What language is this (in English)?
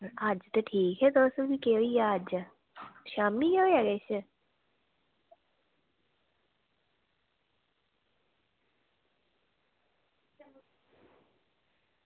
Dogri